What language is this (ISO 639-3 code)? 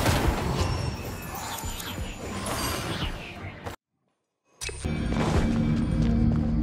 jpn